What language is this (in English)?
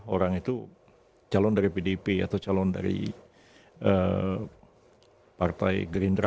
Indonesian